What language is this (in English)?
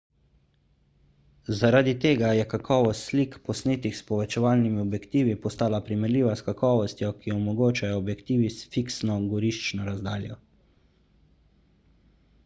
Slovenian